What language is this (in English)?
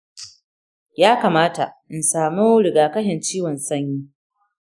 Hausa